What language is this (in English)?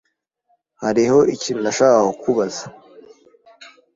Kinyarwanda